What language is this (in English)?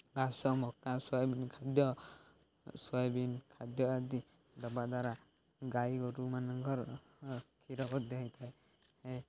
Odia